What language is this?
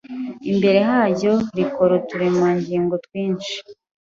Kinyarwanda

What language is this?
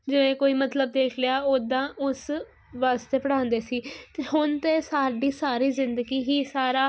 Punjabi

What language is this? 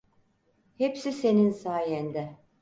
Turkish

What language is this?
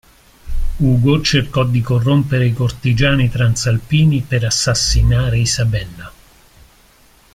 Italian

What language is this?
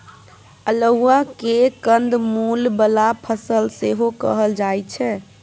Maithili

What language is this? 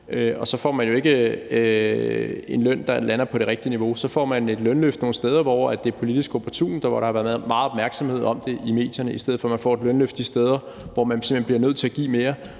Danish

